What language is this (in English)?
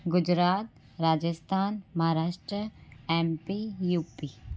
Sindhi